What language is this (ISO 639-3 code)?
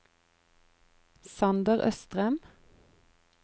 nor